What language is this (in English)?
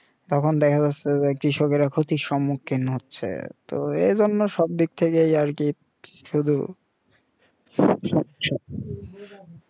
Bangla